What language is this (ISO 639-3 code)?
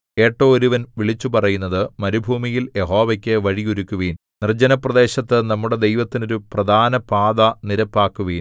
mal